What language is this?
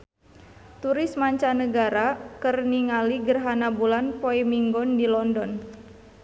Sundanese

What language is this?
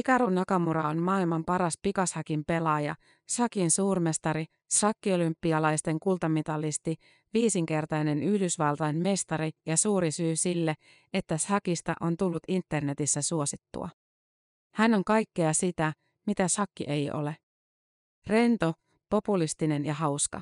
Finnish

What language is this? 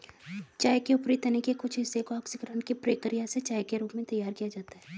Hindi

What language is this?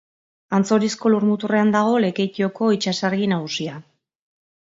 Basque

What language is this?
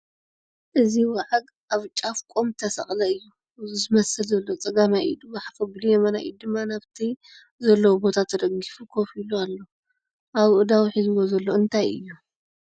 Tigrinya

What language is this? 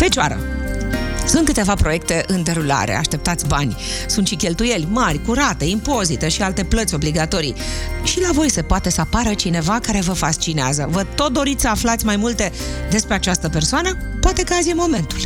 Romanian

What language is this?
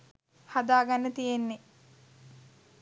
Sinhala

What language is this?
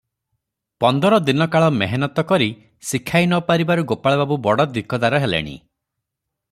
Odia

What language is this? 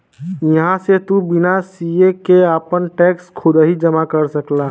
Bhojpuri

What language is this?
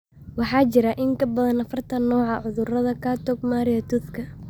Somali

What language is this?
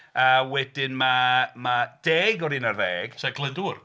Welsh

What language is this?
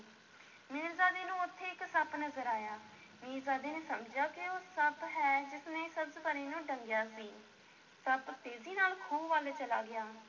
Punjabi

